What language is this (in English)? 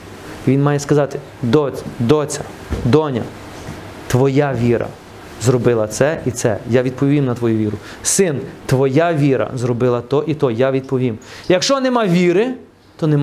Ukrainian